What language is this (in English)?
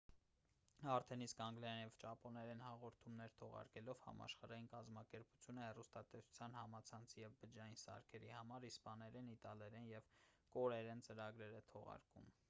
Armenian